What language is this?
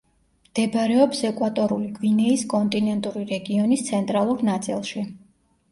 Georgian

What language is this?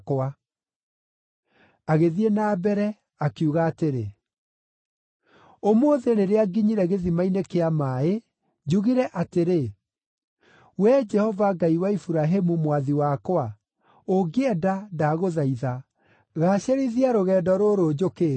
Kikuyu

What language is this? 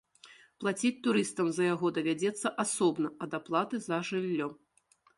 Belarusian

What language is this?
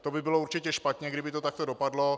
Czech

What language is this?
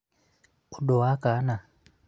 Kikuyu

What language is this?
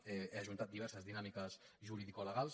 Catalan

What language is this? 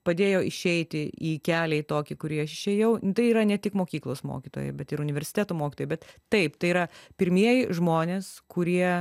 Lithuanian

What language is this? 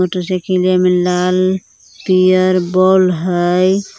Magahi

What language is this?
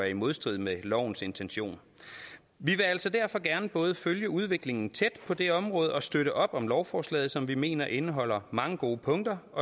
Danish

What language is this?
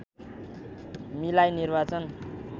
Nepali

